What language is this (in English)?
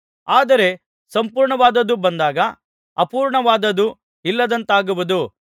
Kannada